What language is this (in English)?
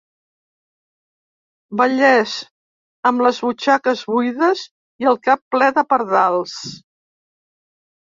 Catalan